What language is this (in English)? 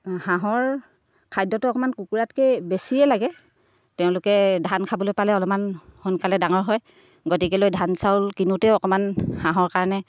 Assamese